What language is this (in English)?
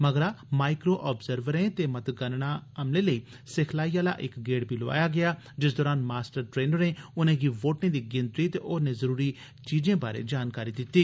Dogri